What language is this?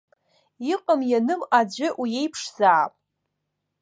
Abkhazian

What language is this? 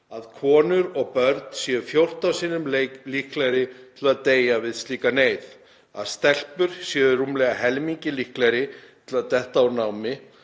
Icelandic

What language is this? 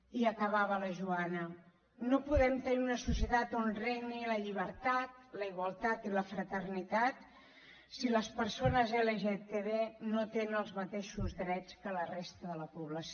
Catalan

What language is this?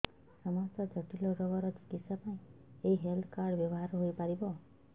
Odia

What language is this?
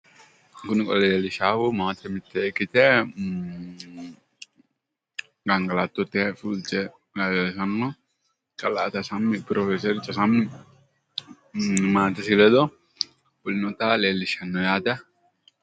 Sidamo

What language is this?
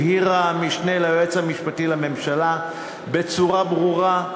Hebrew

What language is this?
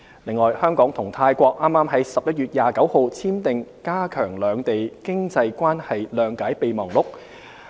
Cantonese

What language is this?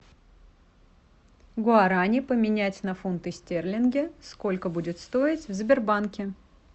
Russian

